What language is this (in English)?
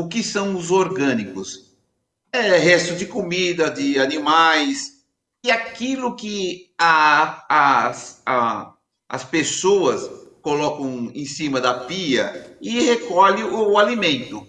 Portuguese